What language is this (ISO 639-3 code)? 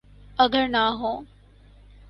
urd